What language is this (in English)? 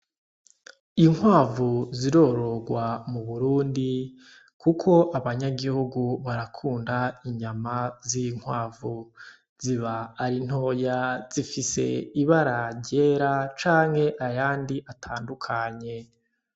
Rundi